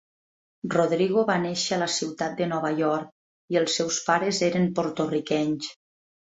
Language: Catalan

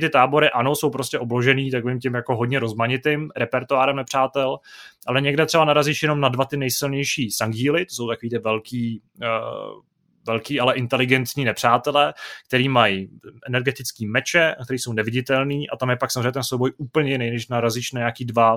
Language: Czech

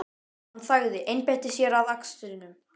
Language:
Icelandic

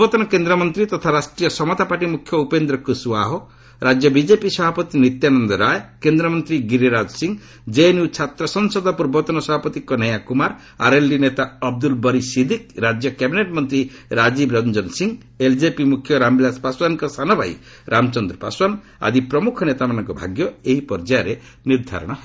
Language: Odia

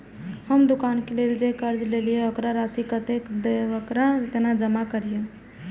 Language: Maithili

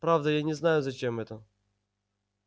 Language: Russian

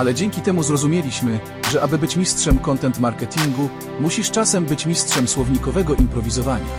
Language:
Polish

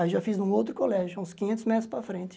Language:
Portuguese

